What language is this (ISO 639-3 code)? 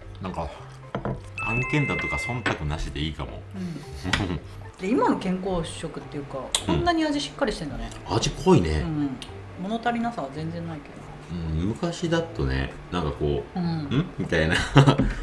jpn